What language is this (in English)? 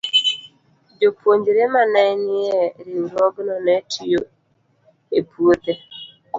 Luo (Kenya and Tanzania)